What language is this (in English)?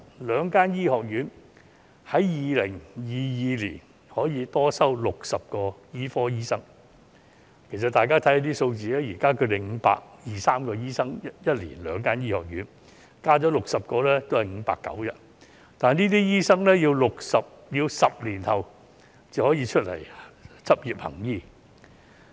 Cantonese